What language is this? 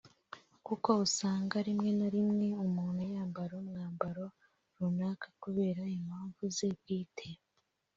Kinyarwanda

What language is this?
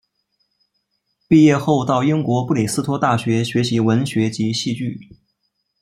Chinese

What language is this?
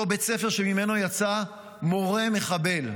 Hebrew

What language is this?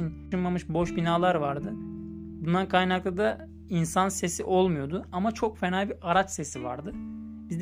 Turkish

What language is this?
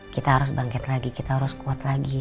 Indonesian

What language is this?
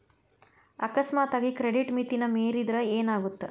Kannada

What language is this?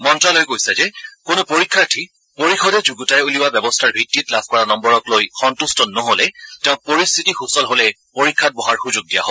Assamese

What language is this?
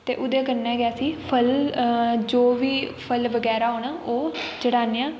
Dogri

